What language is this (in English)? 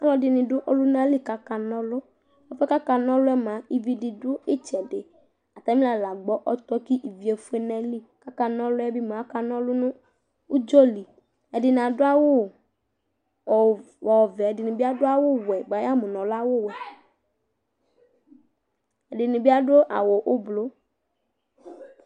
Ikposo